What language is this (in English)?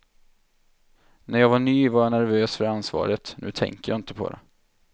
Swedish